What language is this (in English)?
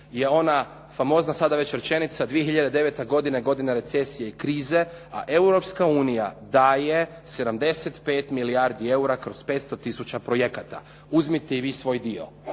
Croatian